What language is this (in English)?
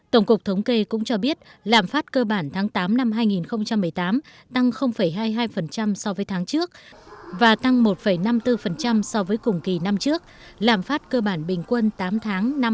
Vietnamese